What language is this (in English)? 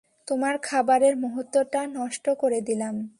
Bangla